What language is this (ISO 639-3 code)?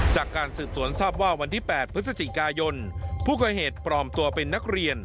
tha